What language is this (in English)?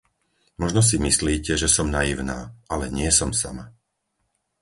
Slovak